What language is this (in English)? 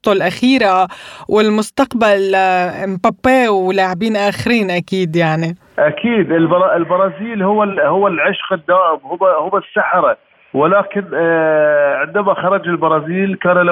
Arabic